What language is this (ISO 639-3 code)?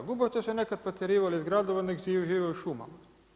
hrv